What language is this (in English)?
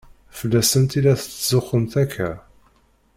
Kabyle